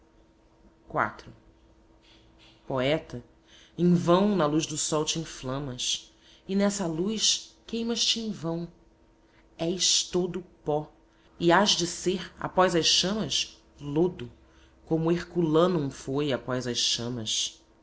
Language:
Portuguese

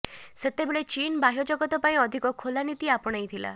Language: Odia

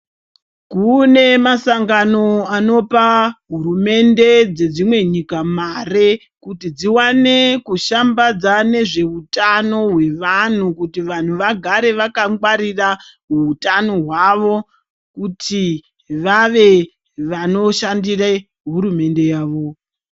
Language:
Ndau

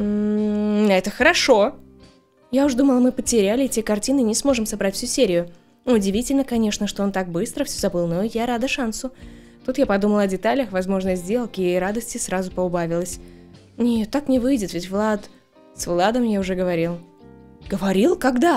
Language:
Russian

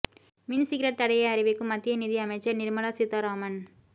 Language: Tamil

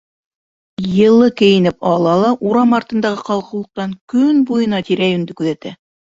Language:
Bashkir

